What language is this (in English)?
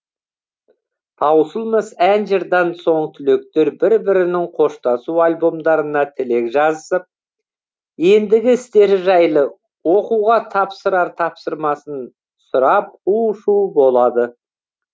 Kazakh